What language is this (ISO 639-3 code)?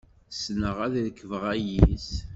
kab